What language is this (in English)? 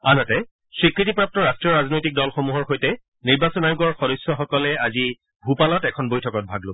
Assamese